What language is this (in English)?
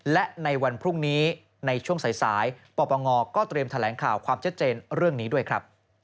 Thai